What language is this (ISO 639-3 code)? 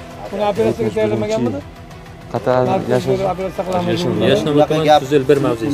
tur